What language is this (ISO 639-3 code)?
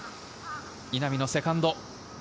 jpn